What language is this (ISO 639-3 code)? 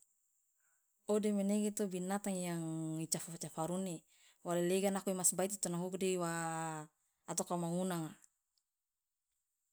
loa